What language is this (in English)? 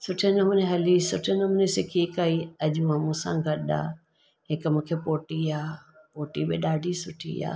Sindhi